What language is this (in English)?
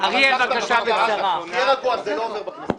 Hebrew